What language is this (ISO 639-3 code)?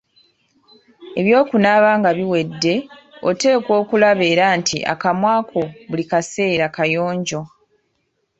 lug